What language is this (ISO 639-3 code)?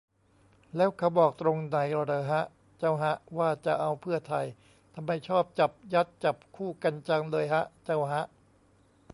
tha